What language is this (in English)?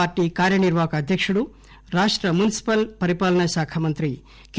Telugu